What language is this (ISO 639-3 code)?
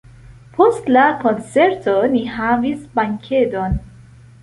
epo